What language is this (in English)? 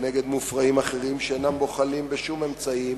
Hebrew